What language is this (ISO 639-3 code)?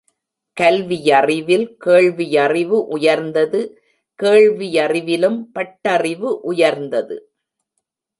tam